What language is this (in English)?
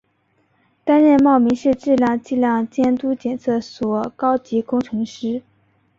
Chinese